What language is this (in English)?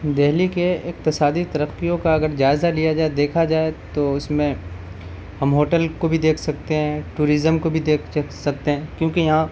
Urdu